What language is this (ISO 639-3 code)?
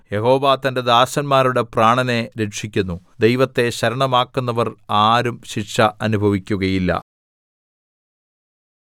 mal